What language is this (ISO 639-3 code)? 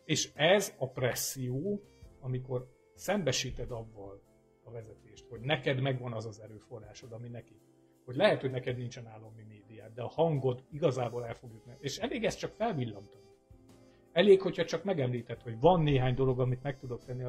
hun